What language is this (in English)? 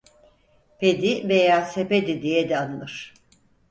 Turkish